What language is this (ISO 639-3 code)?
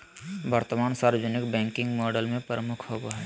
mag